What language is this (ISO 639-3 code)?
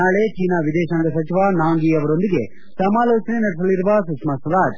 kan